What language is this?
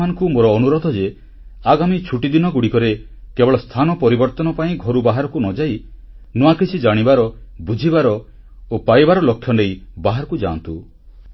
Odia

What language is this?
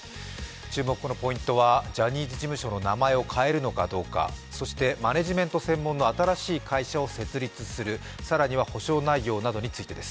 Japanese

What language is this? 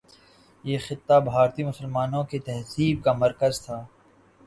Urdu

